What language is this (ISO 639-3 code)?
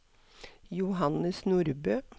nor